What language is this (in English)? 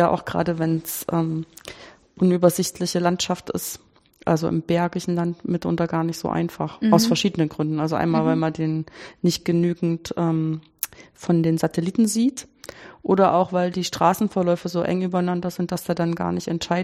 German